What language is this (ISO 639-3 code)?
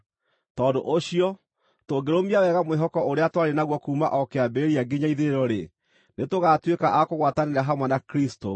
kik